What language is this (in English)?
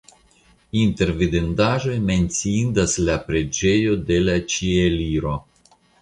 Esperanto